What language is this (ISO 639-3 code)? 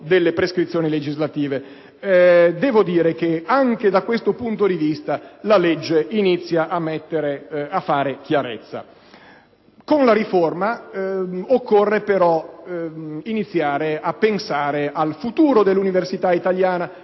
ita